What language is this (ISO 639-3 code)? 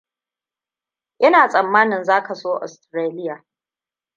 hau